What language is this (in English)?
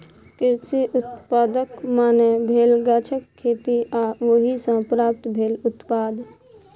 Maithili